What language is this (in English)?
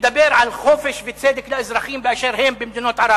Hebrew